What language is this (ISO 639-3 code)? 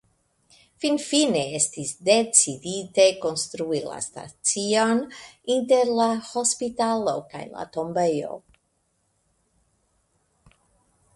epo